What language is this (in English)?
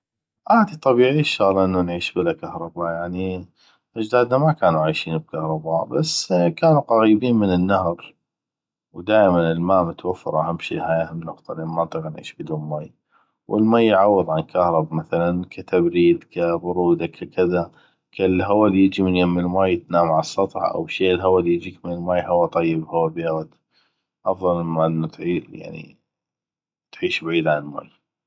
North Mesopotamian Arabic